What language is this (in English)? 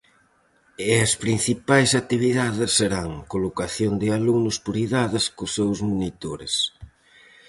Galician